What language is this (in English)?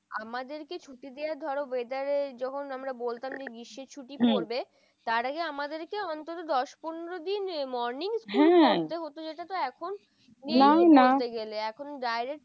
Bangla